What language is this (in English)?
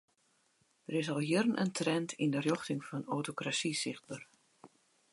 Western Frisian